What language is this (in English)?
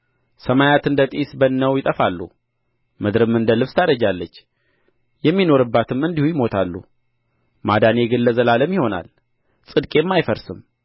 Amharic